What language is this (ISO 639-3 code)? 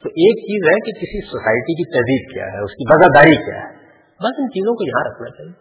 urd